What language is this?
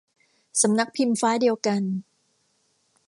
Thai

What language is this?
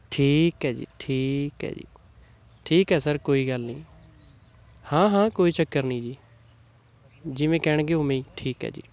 Punjabi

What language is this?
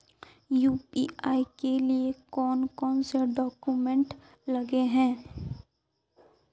Magahi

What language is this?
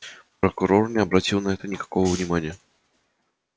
Russian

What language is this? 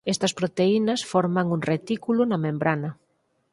Galician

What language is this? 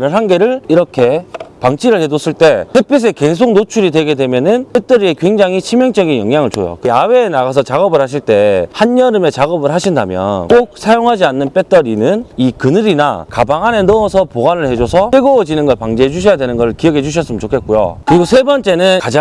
Korean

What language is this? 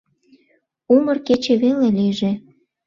Mari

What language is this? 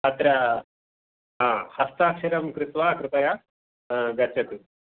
Sanskrit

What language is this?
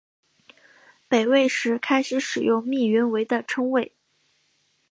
Chinese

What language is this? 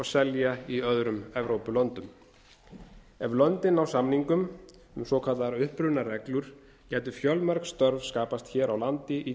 Icelandic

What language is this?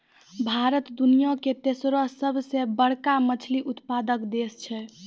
Maithili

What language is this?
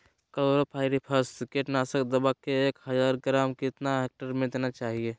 Magahi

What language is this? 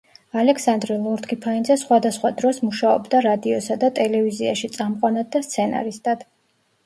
Georgian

